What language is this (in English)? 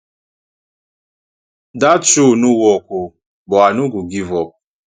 Nigerian Pidgin